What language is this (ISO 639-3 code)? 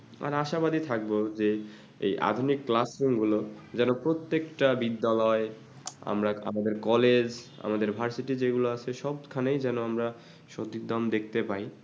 ben